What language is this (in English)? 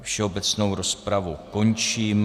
Czech